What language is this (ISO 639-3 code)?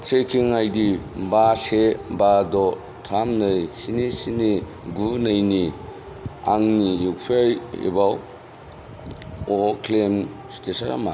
brx